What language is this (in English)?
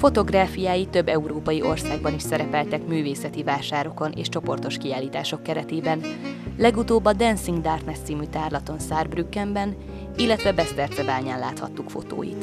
Hungarian